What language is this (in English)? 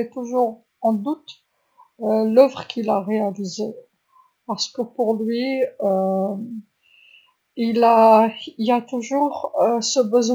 Algerian Arabic